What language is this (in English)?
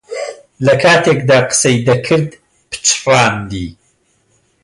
Central Kurdish